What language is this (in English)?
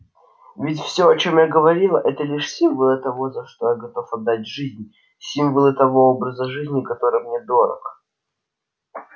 Russian